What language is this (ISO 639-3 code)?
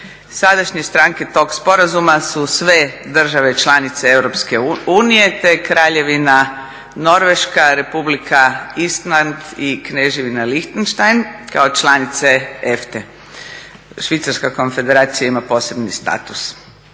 hrv